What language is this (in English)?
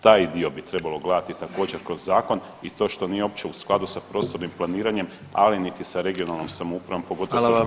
Croatian